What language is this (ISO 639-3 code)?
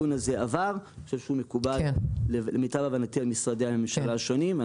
heb